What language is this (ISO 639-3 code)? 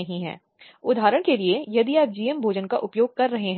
hin